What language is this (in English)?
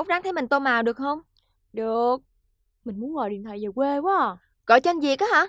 Vietnamese